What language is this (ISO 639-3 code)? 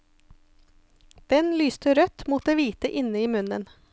nor